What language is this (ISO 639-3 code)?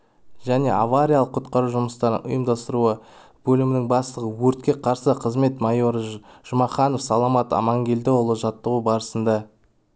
kaz